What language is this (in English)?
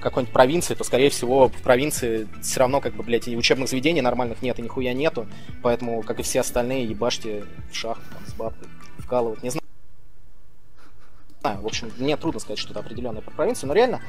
Russian